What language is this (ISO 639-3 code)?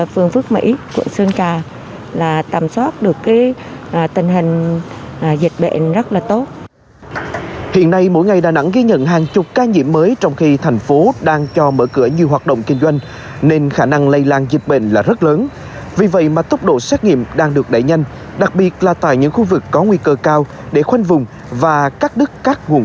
vie